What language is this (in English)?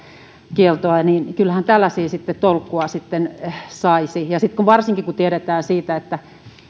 Finnish